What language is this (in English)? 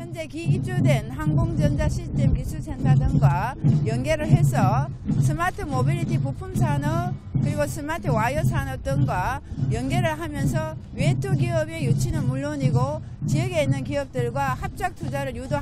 Korean